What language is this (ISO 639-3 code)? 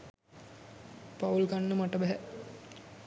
sin